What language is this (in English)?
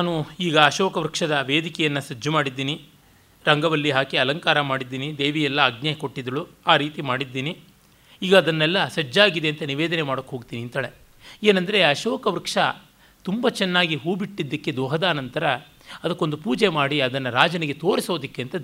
Kannada